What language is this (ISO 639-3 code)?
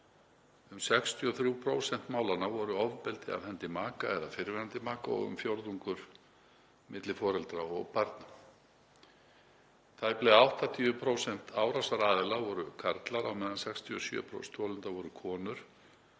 isl